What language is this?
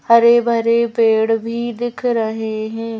Hindi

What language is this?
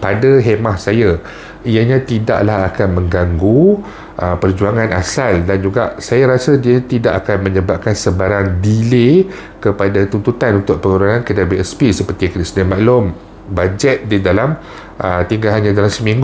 Malay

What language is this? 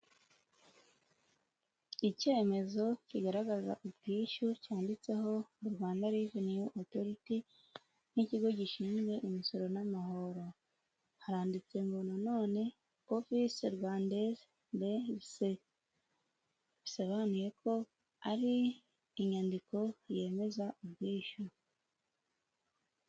Kinyarwanda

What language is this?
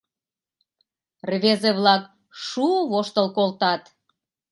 Mari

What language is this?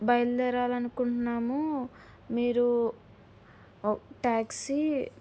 Telugu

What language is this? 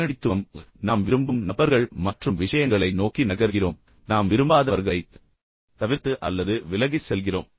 Tamil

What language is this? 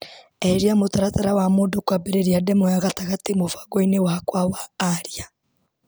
Kikuyu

